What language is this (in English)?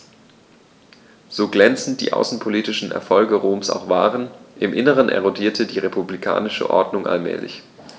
German